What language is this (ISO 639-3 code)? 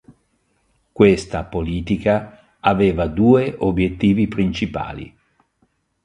ita